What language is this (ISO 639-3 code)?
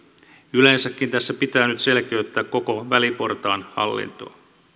fin